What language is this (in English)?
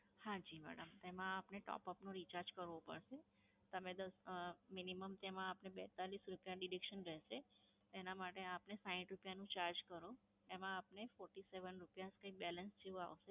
Gujarati